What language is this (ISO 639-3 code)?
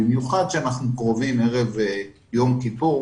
heb